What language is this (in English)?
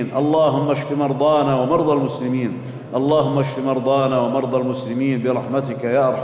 Arabic